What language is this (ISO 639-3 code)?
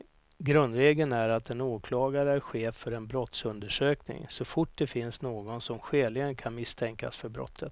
swe